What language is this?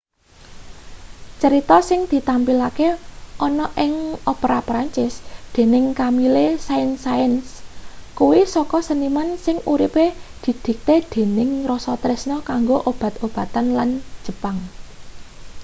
Javanese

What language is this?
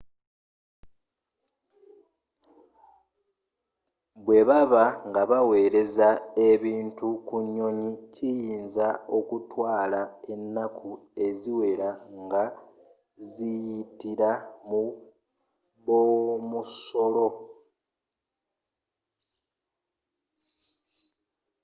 Ganda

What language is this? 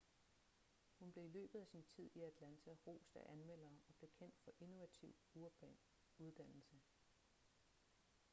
Danish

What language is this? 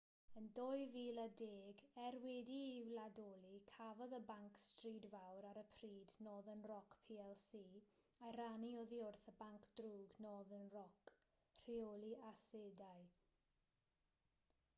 Welsh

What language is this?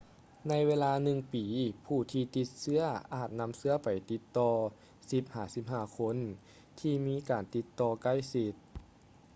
Lao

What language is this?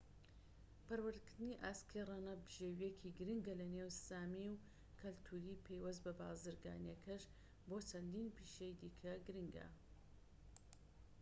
Central Kurdish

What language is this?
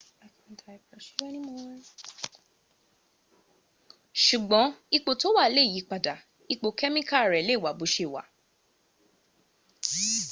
Yoruba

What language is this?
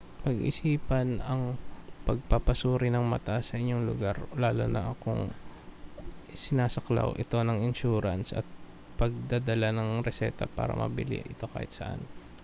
Filipino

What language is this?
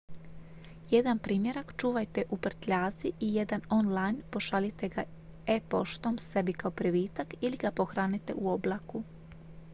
Croatian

